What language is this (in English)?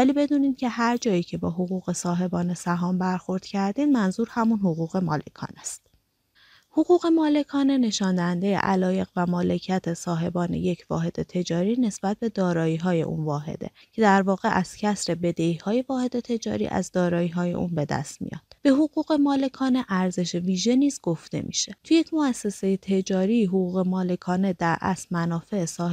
Persian